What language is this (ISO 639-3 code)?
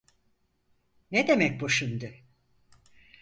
tur